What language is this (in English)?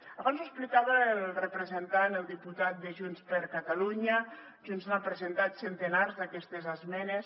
Catalan